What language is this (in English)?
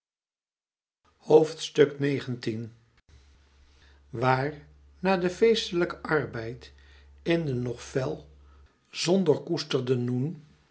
Dutch